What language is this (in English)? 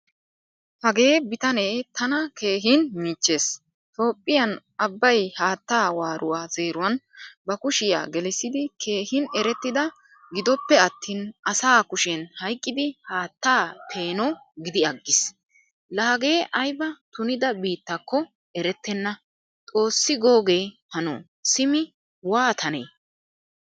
Wolaytta